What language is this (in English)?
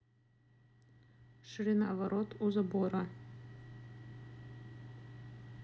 Russian